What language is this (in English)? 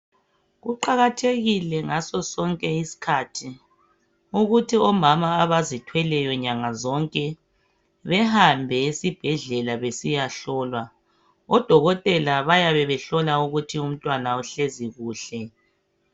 North Ndebele